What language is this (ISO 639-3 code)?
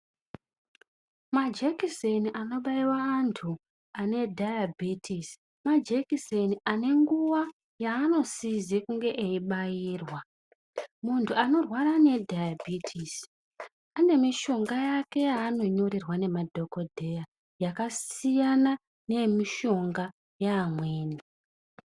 ndc